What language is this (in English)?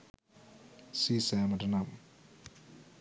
Sinhala